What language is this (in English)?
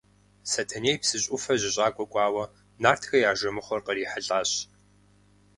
Kabardian